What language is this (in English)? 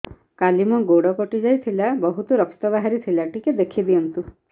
Odia